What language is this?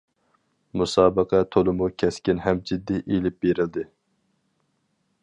Uyghur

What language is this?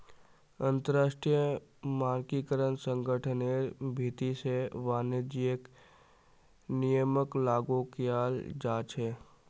Magahi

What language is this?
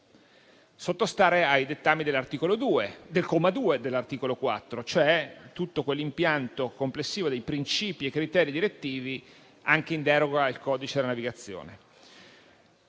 Italian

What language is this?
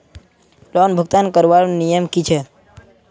Magahi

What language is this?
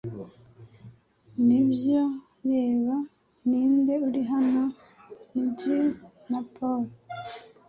Kinyarwanda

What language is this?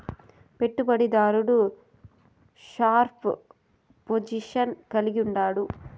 Telugu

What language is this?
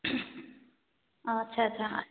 Odia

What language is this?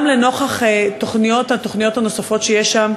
Hebrew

